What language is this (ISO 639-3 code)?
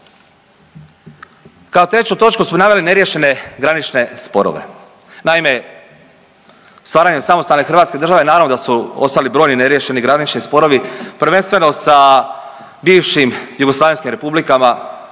hrv